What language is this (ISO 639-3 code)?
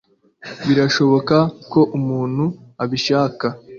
kin